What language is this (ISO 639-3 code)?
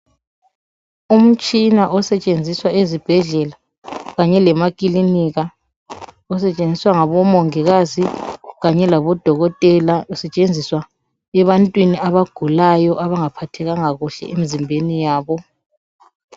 nde